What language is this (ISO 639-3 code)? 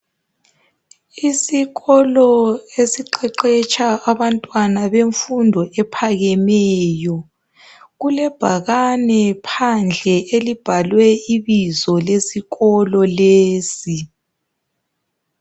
nde